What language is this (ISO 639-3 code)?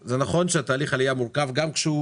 heb